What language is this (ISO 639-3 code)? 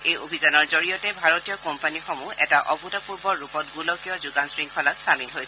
asm